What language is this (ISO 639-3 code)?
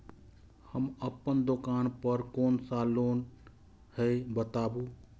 mai